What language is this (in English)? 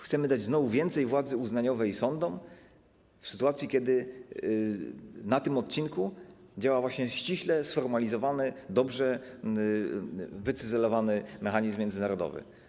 Polish